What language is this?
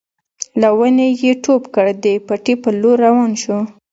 Pashto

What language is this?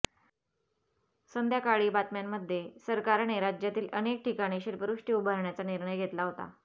Marathi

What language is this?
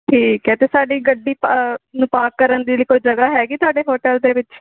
Punjabi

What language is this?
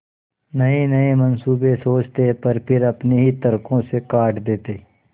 Hindi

